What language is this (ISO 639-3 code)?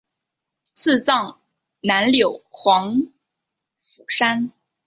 zho